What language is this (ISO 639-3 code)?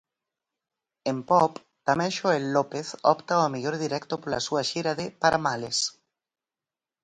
glg